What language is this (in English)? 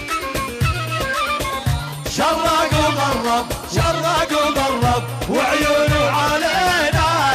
Arabic